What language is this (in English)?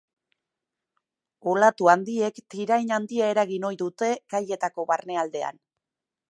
Basque